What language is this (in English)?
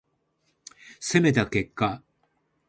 Japanese